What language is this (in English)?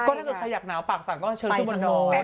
Thai